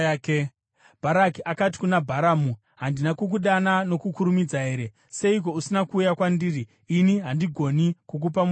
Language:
Shona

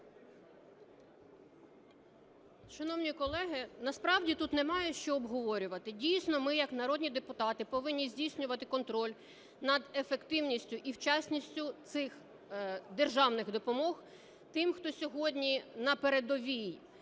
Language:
Ukrainian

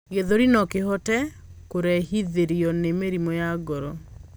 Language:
Kikuyu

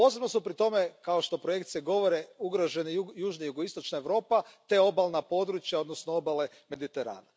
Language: Croatian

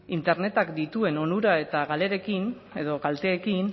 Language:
Basque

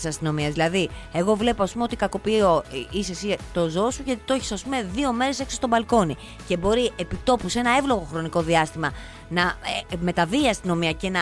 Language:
Greek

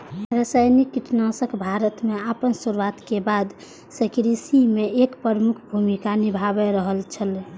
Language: Maithili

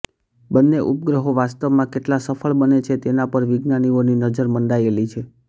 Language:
Gujarati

